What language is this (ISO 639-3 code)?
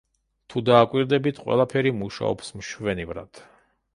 kat